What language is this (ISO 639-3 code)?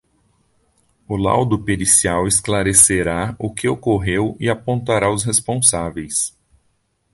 por